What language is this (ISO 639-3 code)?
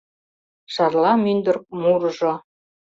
chm